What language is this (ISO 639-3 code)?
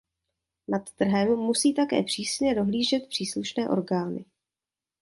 ces